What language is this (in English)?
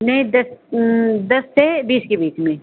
Hindi